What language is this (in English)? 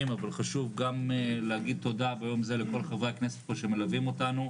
Hebrew